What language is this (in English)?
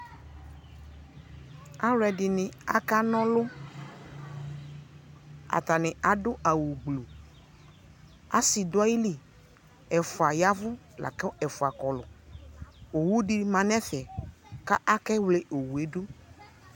Ikposo